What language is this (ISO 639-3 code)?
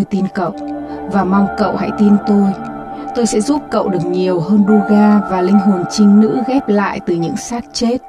vie